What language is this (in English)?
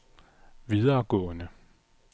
Danish